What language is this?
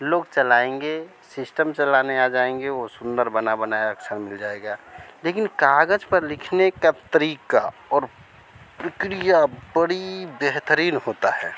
Hindi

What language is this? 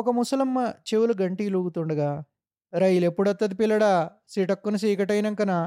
Telugu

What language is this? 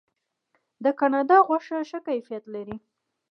Pashto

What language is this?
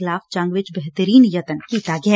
Punjabi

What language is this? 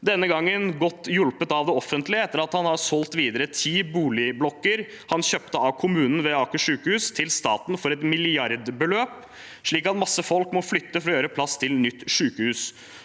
Norwegian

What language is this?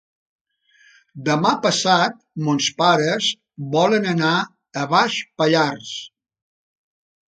Catalan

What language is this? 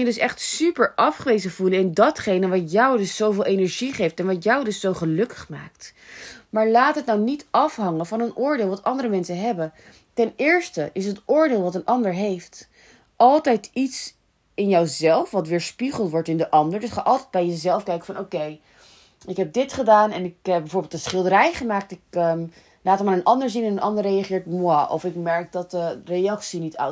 Dutch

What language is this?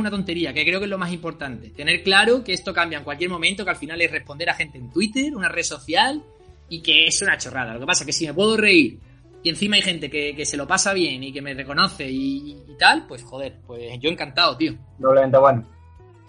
Spanish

